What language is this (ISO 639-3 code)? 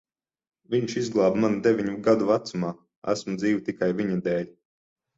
lav